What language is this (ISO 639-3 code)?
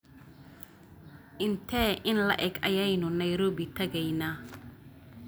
som